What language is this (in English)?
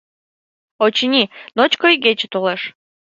Mari